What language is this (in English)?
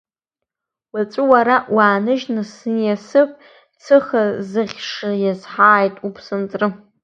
Abkhazian